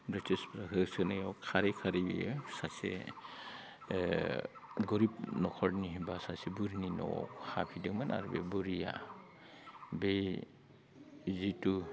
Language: Bodo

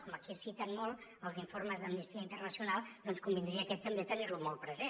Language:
Catalan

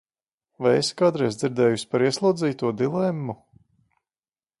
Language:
Latvian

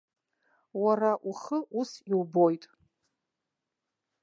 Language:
Abkhazian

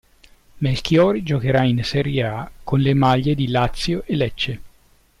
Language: Italian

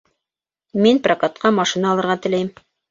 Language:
Bashkir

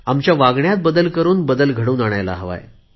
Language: Marathi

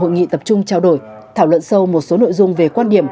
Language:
Vietnamese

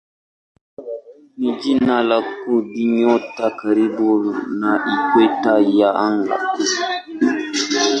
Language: Swahili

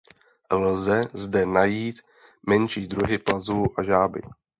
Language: Czech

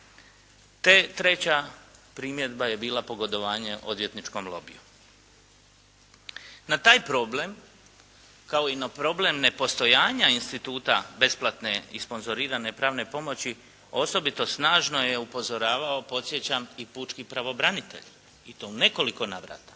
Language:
Croatian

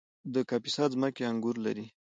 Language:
Pashto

